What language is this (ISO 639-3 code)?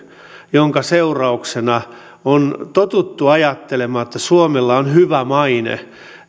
fin